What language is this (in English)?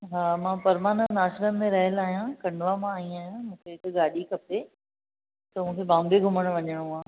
Sindhi